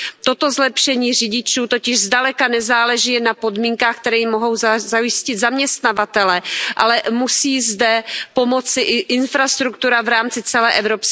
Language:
Czech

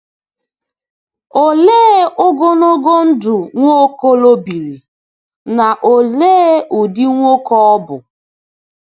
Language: Igbo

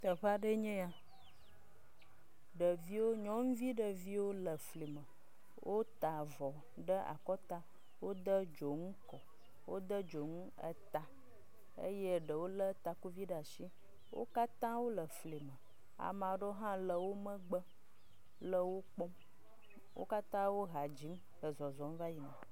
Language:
Ewe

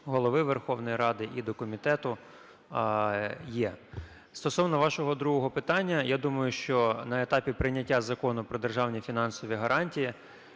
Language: Ukrainian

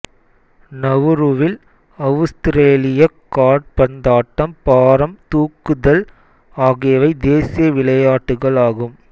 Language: Tamil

